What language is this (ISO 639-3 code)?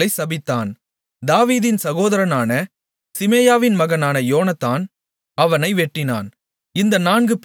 tam